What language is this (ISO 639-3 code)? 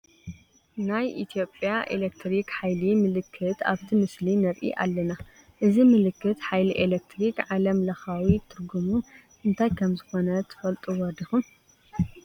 tir